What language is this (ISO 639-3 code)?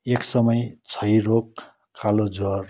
nep